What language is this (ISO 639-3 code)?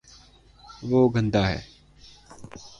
urd